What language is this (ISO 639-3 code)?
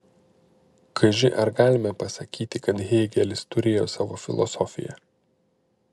lit